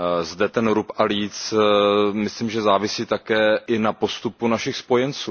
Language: Czech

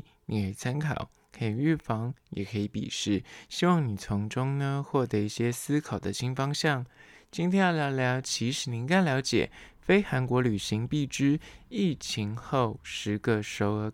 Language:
Chinese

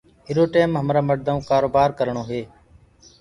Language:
Gurgula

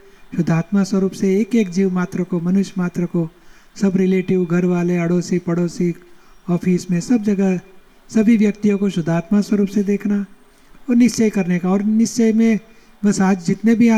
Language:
Gujarati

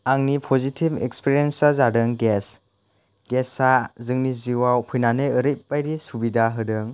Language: Bodo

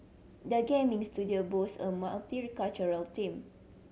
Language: English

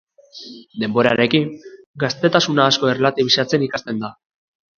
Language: Basque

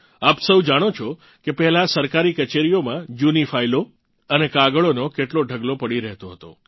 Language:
Gujarati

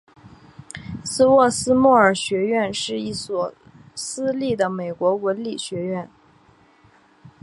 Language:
Chinese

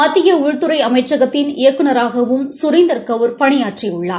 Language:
Tamil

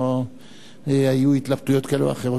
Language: Hebrew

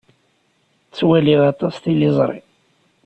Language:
Kabyle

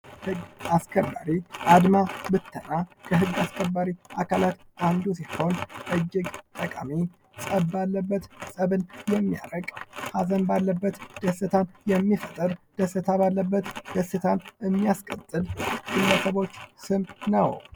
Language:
Amharic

